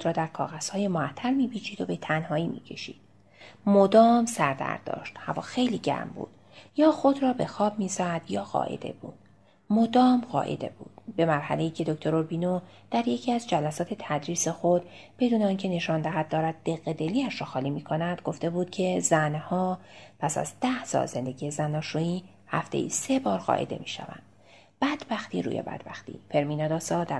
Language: Persian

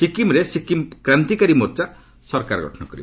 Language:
Odia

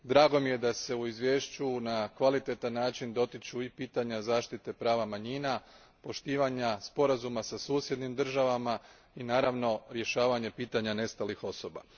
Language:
Croatian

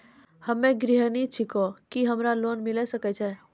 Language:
Maithili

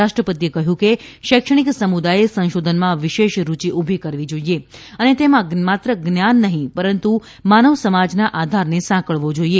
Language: Gujarati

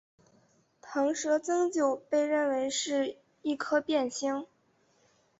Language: Chinese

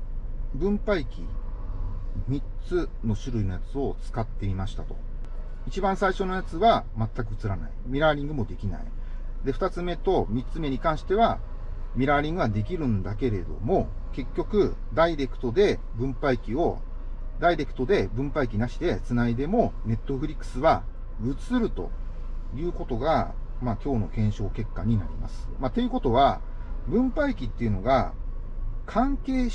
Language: Japanese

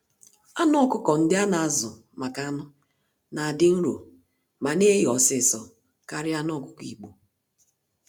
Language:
Igbo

